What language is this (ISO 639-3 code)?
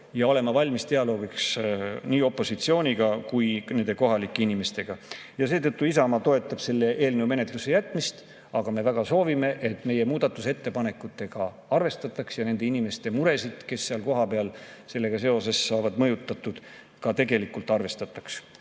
est